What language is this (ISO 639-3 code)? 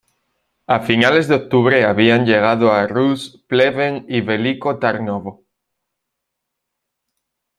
spa